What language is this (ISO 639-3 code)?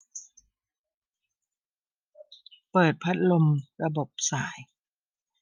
tha